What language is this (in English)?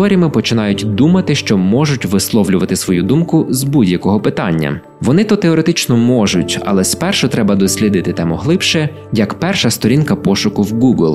Ukrainian